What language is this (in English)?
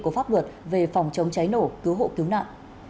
Vietnamese